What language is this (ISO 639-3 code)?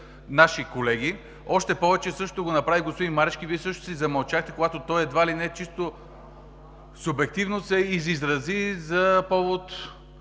bul